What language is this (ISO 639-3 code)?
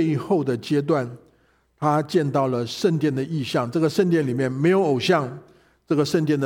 zho